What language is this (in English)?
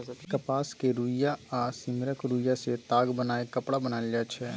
Maithili